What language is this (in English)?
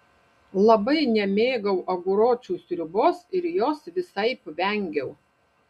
Lithuanian